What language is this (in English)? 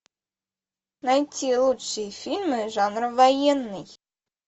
Russian